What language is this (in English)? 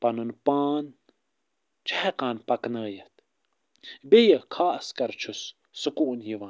Kashmiri